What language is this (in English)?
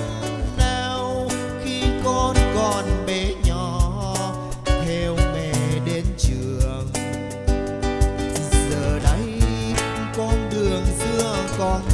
Vietnamese